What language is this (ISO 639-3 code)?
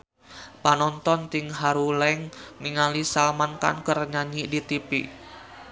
sun